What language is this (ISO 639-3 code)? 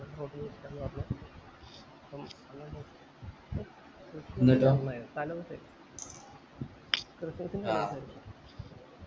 mal